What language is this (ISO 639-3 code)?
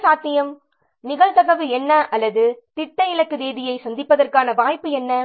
tam